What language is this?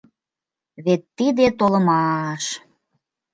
Mari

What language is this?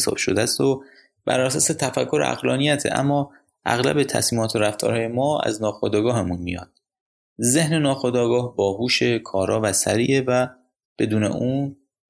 Persian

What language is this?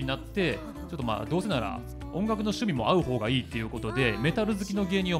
Japanese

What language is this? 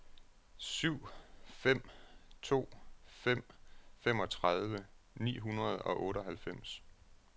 Danish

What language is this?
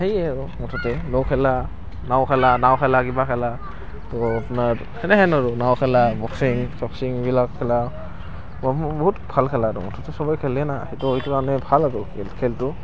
Assamese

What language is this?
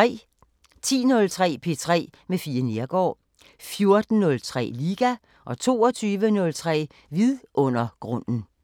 Danish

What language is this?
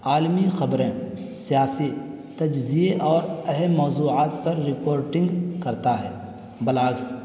Urdu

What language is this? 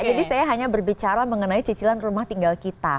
Indonesian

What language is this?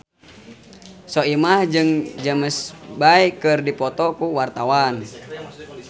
Sundanese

